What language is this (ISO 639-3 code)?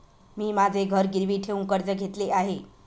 mar